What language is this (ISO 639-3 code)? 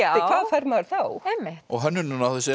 isl